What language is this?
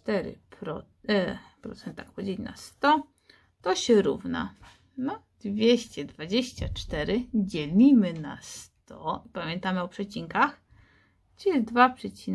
Polish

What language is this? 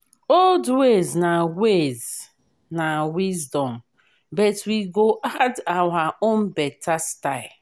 Nigerian Pidgin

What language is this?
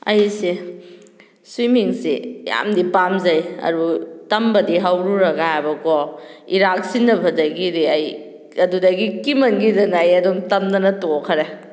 Manipuri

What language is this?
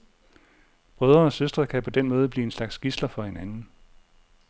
Danish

